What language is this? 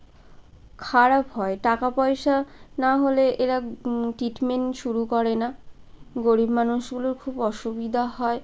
Bangla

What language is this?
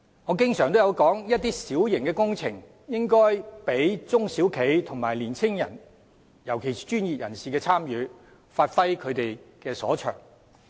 Cantonese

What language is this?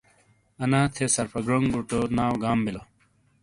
Shina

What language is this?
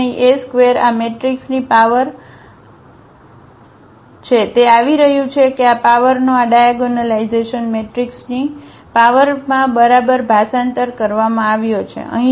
Gujarati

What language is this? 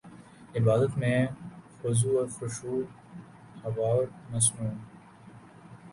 Urdu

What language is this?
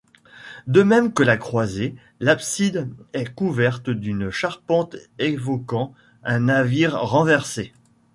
French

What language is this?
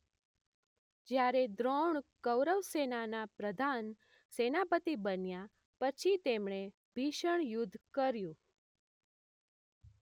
Gujarati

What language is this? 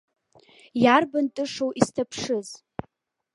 Abkhazian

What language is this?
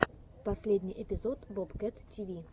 Russian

